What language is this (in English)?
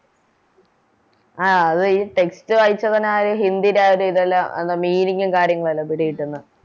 Malayalam